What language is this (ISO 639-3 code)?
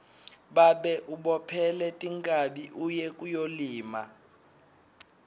ssw